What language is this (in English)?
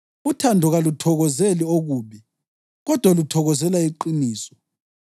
North Ndebele